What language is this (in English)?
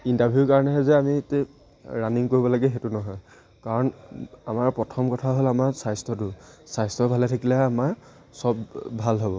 Assamese